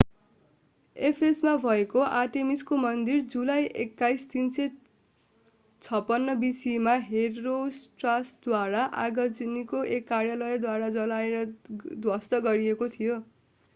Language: Nepali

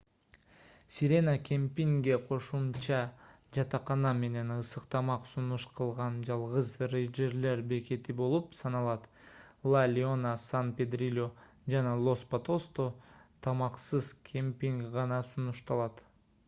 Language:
Kyrgyz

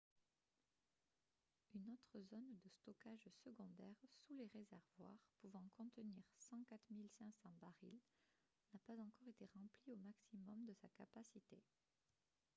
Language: French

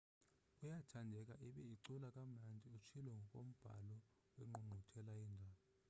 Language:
Xhosa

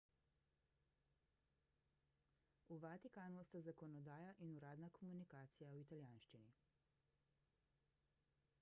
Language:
Slovenian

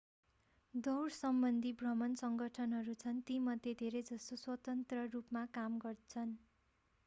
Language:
Nepali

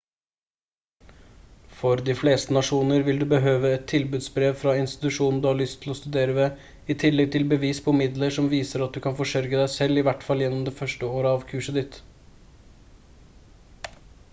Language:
Norwegian Bokmål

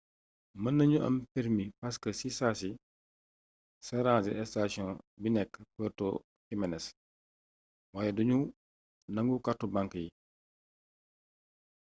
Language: Wolof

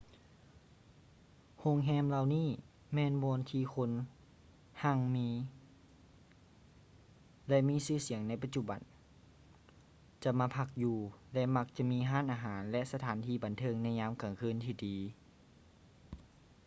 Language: Lao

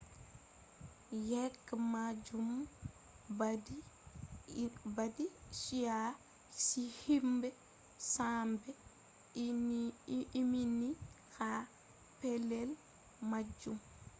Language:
Fula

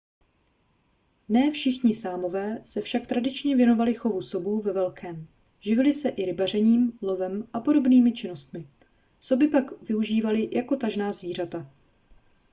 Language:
Czech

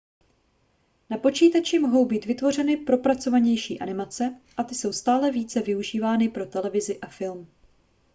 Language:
Czech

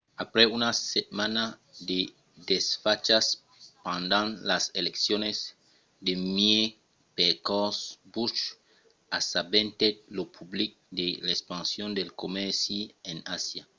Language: Occitan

